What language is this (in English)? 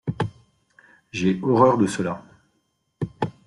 French